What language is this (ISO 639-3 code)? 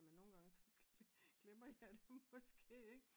dan